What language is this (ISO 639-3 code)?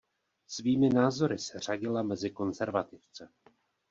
ces